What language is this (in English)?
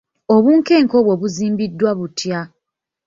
Ganda